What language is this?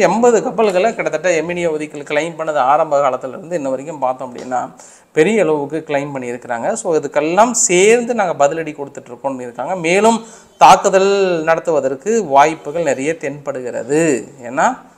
Korean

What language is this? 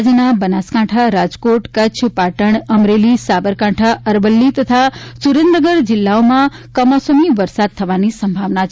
Gujarati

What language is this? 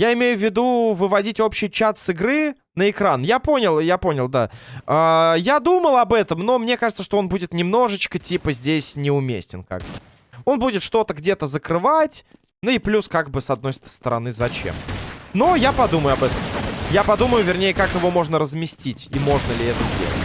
Russian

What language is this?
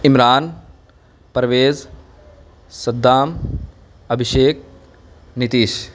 Urdu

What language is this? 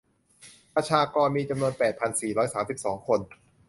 Thai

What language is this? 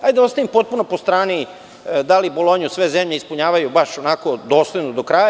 Serbian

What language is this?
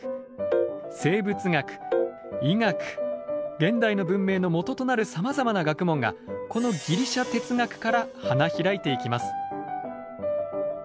Japanese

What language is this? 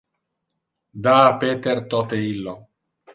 Interlingua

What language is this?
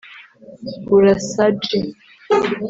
Kinyarwanda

